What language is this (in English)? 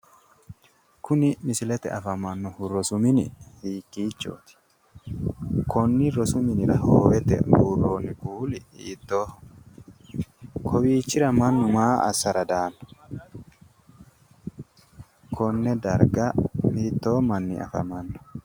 Sidamo